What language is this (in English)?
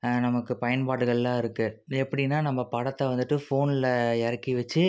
Tamil